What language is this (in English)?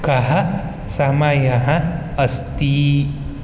Sanskrit